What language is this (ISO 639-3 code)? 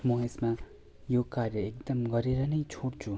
nep